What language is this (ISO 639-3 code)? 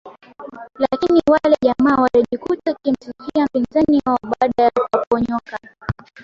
swa